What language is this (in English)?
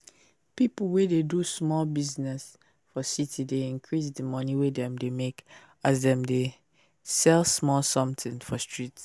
Nigerian Pidgin